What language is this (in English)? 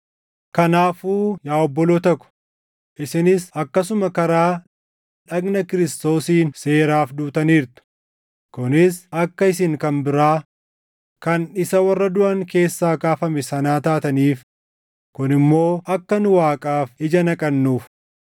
Oromo